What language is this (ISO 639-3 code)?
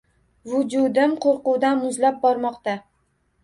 uzb